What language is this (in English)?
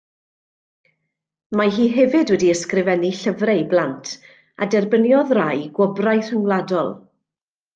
Welsh